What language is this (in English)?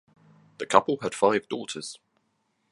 English